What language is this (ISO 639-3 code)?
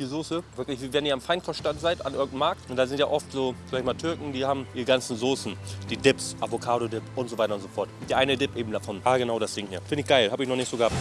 deu